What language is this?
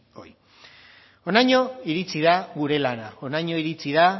Basque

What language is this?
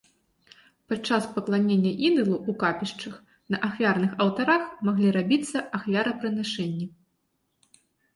Belarusian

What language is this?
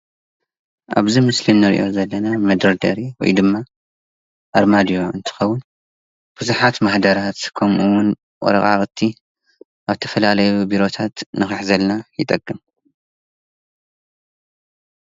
Tigrinya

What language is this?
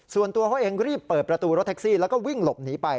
Thai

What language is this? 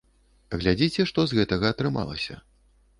Belarusian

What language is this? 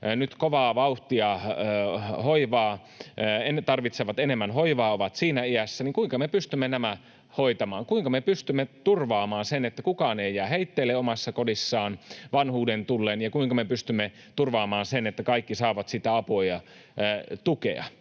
Finnish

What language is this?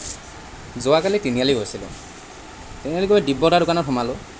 Assamese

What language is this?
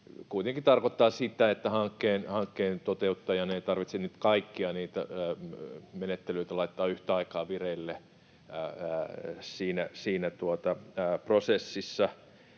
Finnish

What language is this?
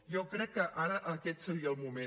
Catalan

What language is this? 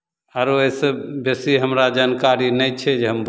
Maithili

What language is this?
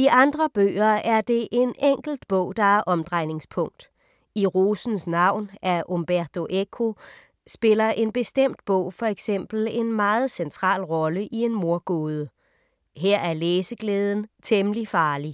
Danish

